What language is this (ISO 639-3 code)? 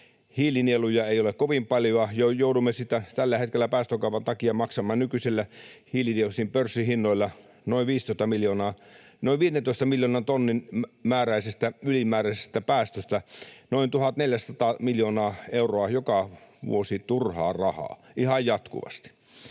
fin